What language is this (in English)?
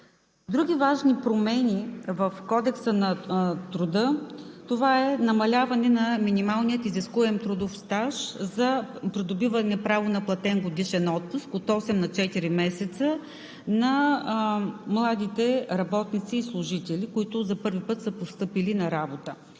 Bulgarian